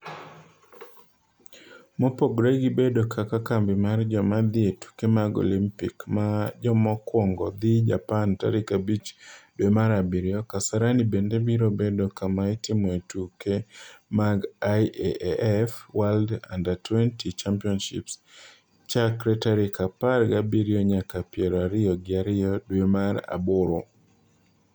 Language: Luo (Kenya and Tanzania)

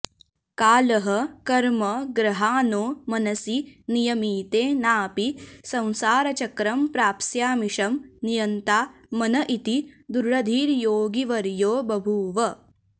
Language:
Sanskrit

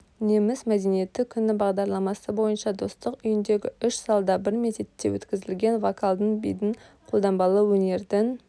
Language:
Kazakh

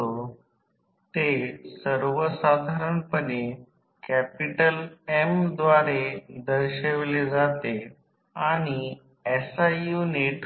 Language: Marathi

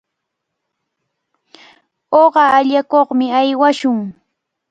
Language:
Cajatambo North Lima Quechua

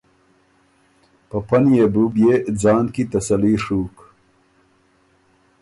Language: Ormuri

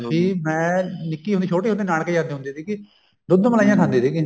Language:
Punjabi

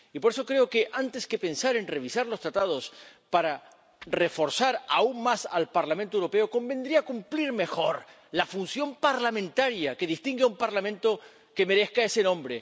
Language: Spanish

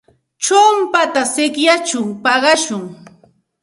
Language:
Santa Ana de Tusi Pasco Quechua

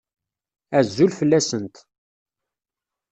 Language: Kabyle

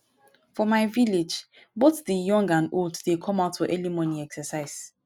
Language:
Nigerian Pidgin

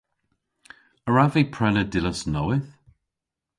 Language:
Cornish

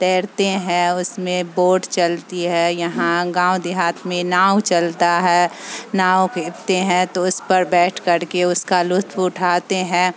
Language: Urdu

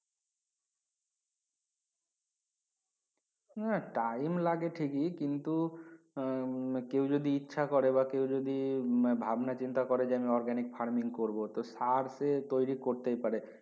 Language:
Bangla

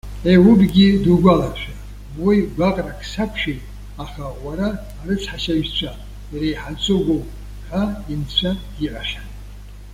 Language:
Abkhazian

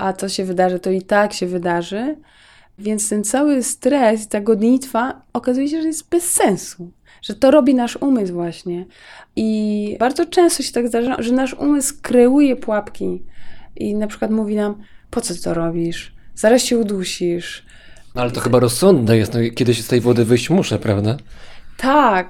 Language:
Polish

